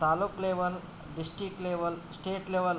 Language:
Sanskrit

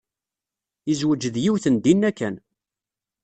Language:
Kabyle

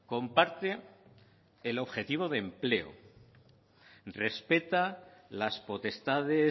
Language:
Spanish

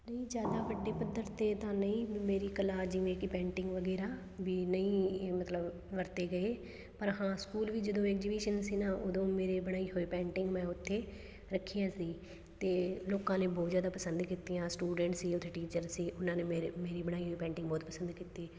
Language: Punjabi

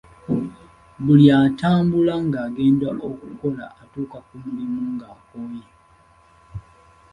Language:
Ganda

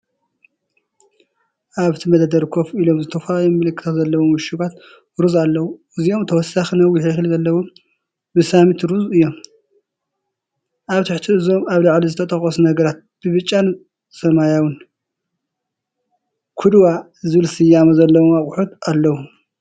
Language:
Tigrinya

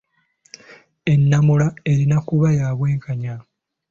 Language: Ganda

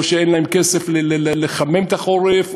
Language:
Hebrew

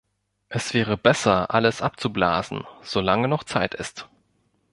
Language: German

